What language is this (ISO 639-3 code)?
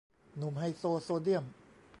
tha